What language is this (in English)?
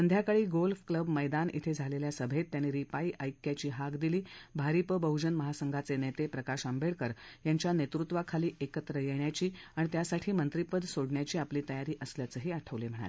Marathi